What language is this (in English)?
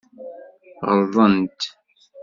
Kabyle